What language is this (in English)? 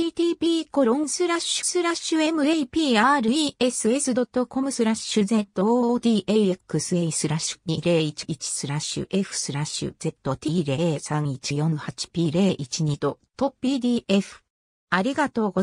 Japanese